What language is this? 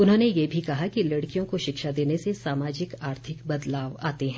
Hindi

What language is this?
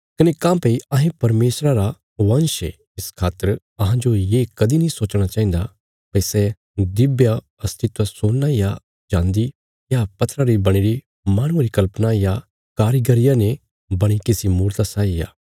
Bilaspuri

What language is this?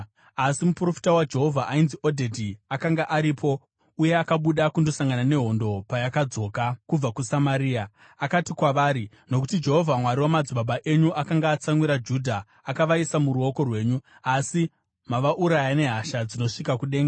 Shona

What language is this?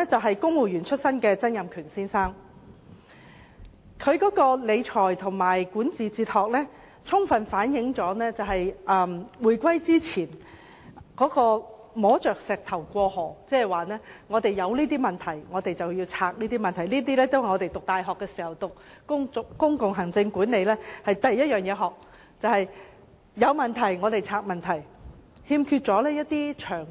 Cantonese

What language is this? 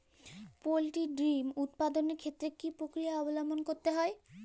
Bangla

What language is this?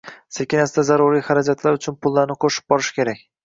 Uzbek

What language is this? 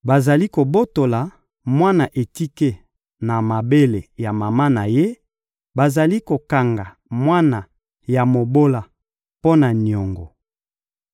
Lingala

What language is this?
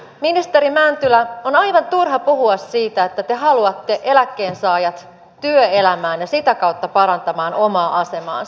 Finnish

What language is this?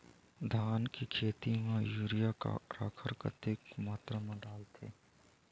Chhattisgarhi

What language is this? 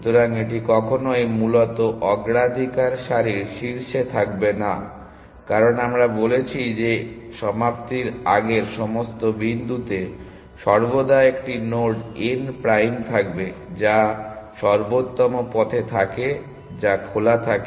Bangla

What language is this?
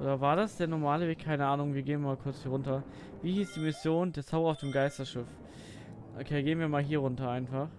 German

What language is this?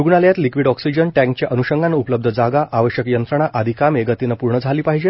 Marathi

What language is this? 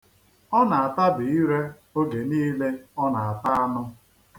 Igbo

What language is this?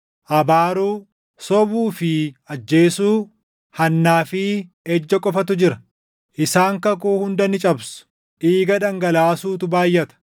Oromo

